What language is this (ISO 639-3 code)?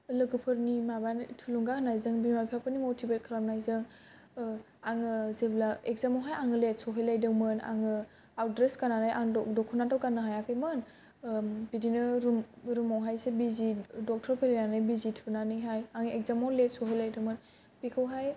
brx